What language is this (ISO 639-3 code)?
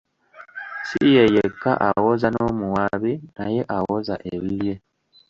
lug